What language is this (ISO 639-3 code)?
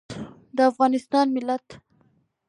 pus